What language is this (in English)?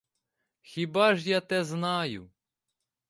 Ukrainian